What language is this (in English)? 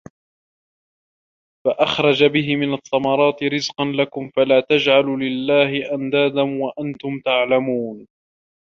Arabic